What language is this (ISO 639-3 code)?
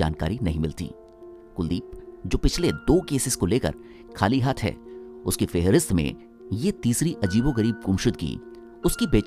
hin